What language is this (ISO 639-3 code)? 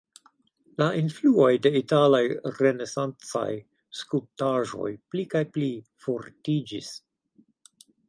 epo